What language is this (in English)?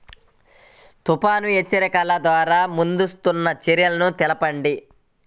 Telugu